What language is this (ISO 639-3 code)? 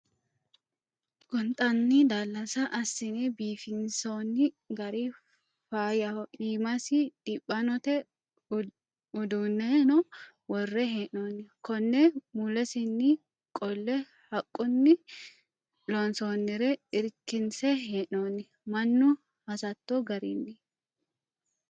sid